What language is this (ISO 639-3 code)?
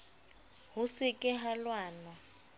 sot